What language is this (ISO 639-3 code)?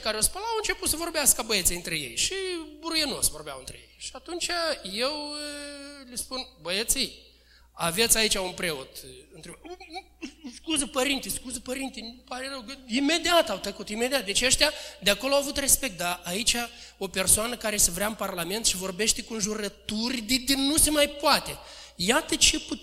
ron